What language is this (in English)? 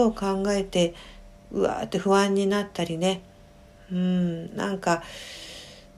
Japanese